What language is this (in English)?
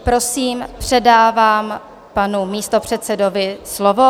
Czech